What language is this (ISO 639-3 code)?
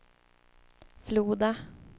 swe